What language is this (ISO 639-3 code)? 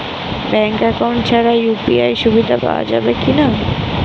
ben